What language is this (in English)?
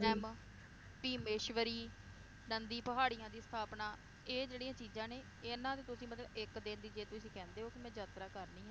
Punjabi